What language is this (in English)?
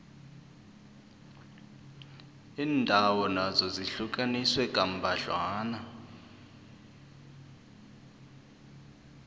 South Ndebele